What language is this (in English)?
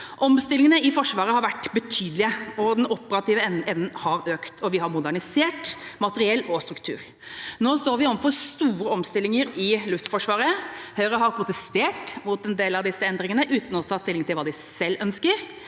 Norwegian